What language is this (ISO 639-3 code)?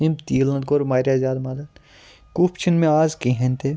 kas